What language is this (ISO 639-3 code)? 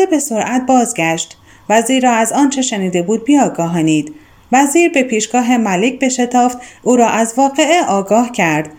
fas